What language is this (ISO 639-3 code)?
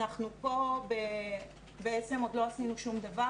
heb